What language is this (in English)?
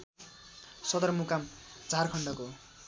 Nepali